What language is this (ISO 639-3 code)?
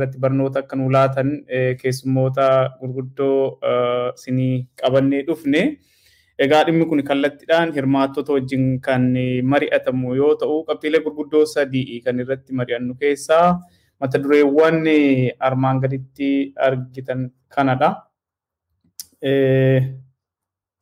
swe